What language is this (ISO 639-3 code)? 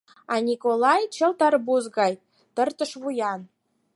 chm